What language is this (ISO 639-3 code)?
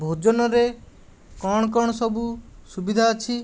ori